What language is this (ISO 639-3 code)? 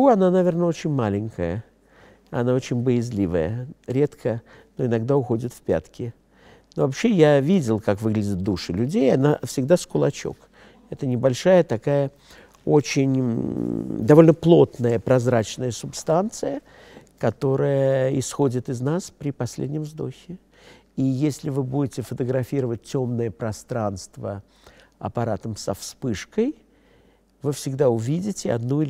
rus